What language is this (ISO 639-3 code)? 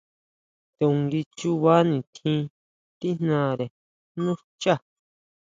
mau